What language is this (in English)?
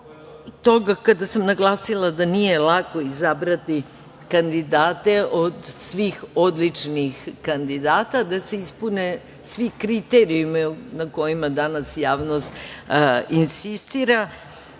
Serbian